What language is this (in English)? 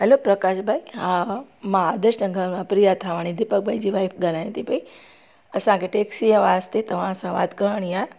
Sindhi